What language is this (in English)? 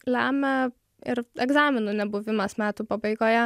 Lithuanian